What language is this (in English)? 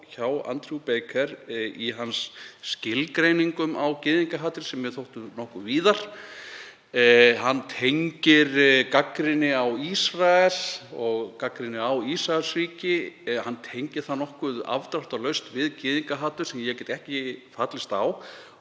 Icelandic